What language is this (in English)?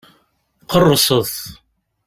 Kabyle